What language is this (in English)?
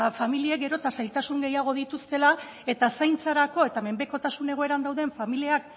Basque